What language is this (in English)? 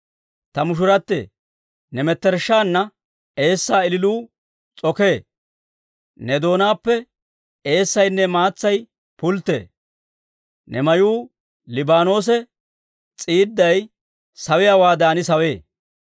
Dawro